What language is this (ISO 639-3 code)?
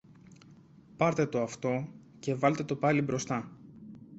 ell